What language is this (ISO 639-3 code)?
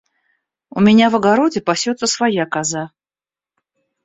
rus